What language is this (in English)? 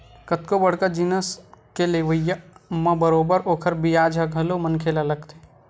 Chhattisgarhi